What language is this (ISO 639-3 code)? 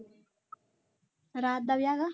pan